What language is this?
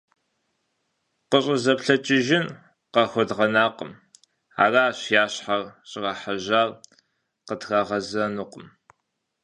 Kabardian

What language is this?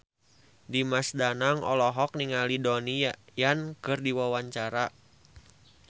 Sundanese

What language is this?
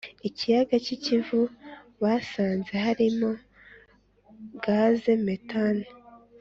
Kinyarwanda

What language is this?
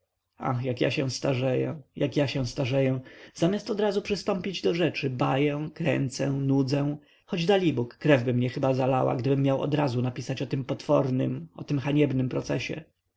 Polish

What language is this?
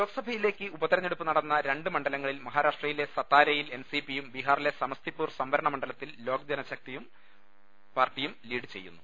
Malayalam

